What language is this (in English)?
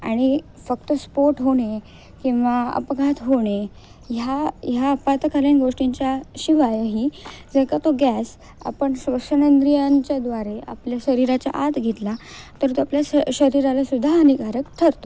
Marathi